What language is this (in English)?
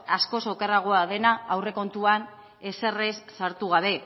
Basque